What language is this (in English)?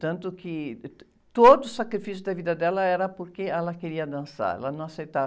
Portuguese